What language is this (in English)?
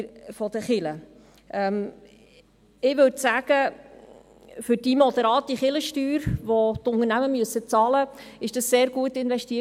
Swiss German